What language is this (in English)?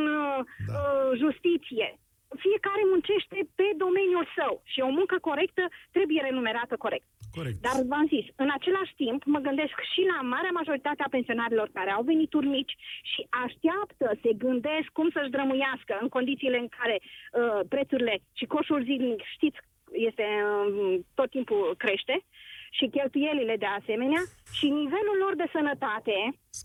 Romanian